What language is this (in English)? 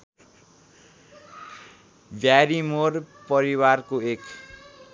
Nepali